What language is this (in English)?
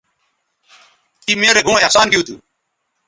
Bateri